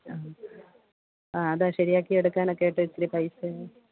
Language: Malayalam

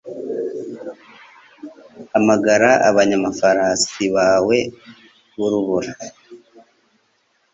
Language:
Kinyarwanda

